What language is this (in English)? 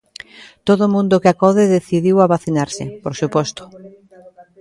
Galician